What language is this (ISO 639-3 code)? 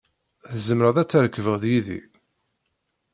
kab